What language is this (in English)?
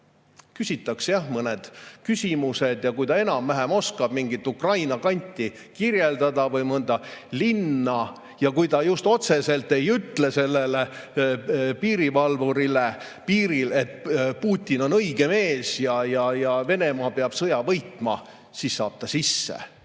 Estonian